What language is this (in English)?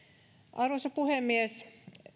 Finnish